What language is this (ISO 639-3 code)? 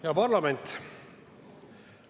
est